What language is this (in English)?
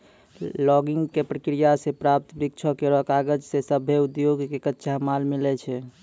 Maithili